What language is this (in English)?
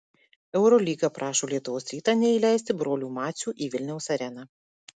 Lithuanian